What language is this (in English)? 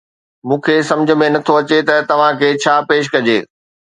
Sindhi